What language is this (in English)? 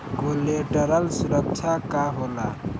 Bhojpuri